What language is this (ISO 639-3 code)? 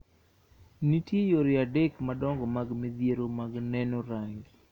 luo